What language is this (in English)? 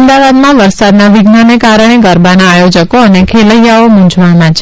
Gujarati